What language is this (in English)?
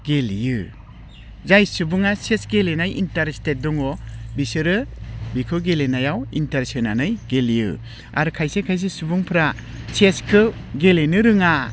Bodo